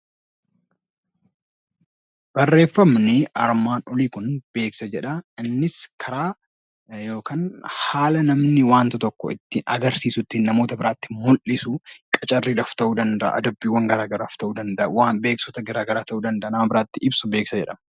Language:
Oromo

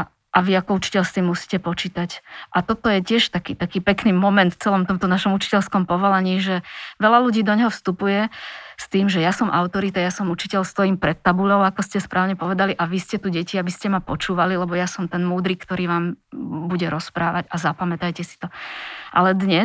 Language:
Slovak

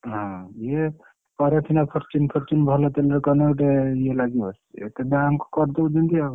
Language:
Odia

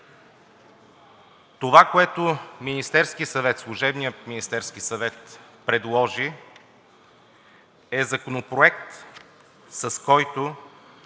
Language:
Bulgarian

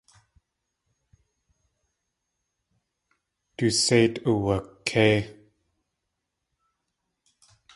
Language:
Tlingit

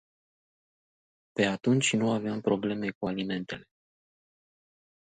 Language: Romanian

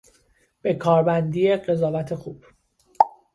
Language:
Persian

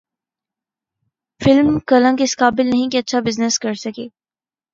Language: Urdu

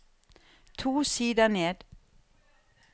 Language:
Norwegian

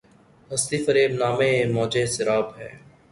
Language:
Urdu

